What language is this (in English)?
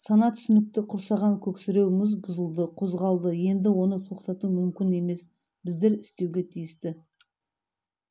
Kazakh